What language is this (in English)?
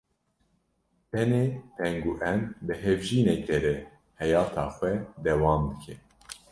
Kurdish